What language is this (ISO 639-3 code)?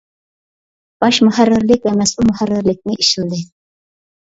uig